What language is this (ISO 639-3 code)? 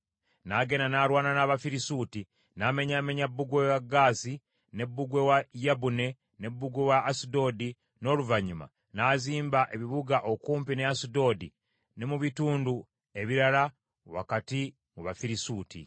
lug